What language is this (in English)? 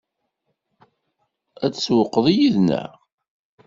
Kabyle